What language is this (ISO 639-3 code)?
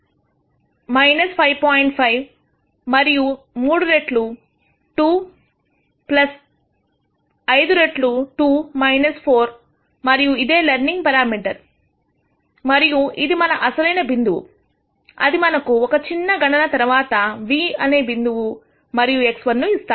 tel